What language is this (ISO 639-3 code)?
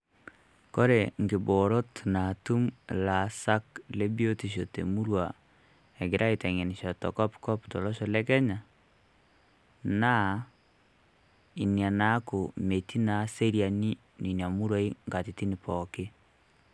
mas